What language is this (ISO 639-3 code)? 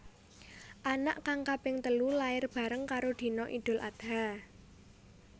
jav